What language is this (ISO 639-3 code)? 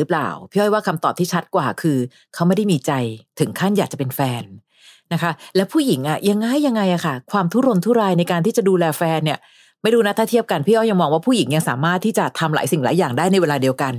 tha